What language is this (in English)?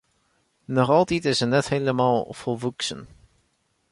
Western Frisian